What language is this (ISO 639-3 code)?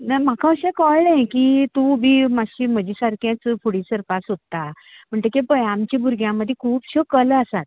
kok